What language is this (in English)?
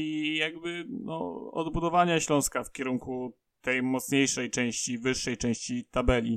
Polish